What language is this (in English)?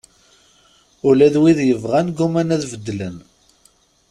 Kabyle